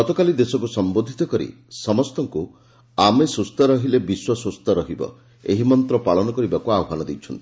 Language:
Odia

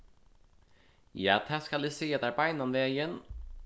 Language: Faroese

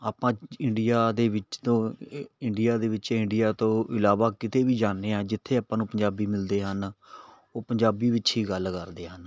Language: Punjabi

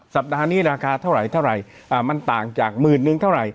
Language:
Thai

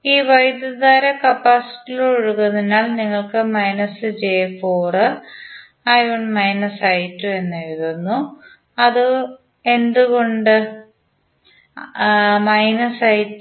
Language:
Malayalam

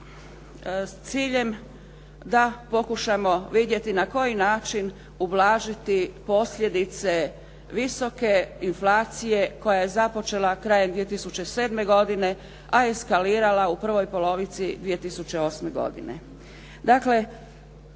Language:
Croatian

